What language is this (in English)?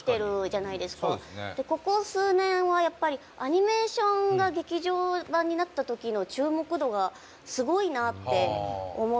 Japanese